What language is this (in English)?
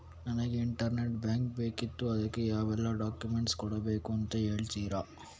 Kannada